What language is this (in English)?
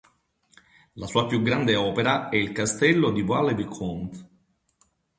Italian